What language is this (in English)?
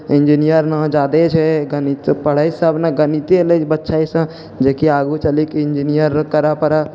Maithili